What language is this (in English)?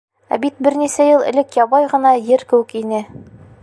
Bashkir